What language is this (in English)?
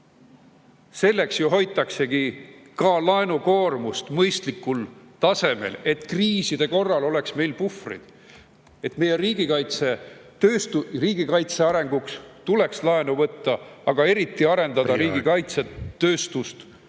Estonian